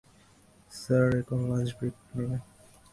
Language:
Bangla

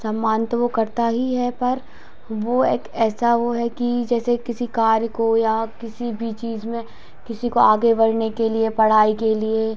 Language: Hindi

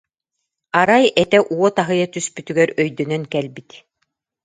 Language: Yakut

